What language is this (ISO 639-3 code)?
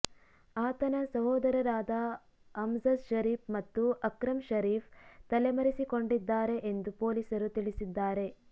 kan